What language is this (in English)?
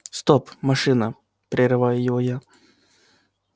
Russian